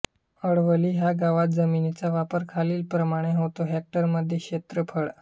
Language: Marathi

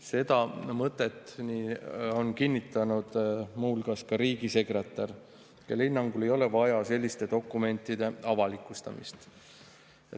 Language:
Estonian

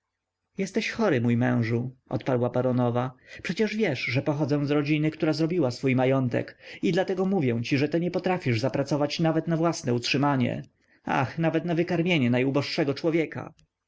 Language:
Polish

